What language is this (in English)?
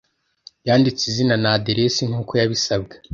Kinyarwanda